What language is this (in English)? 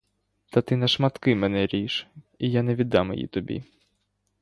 Ukrainian